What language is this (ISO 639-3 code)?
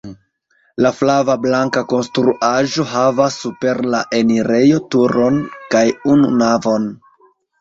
epo